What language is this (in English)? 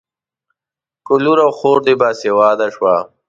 Pashto